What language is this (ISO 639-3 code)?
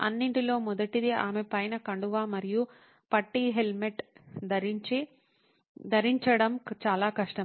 tel